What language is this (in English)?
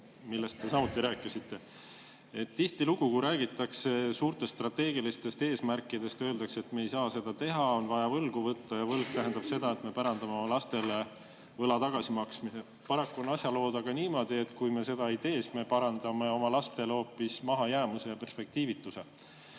Estonian